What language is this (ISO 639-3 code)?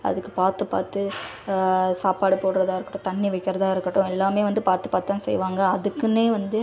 tam